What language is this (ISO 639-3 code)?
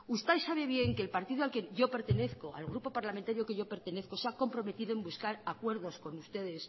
spa